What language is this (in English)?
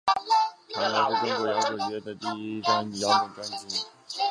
Chinese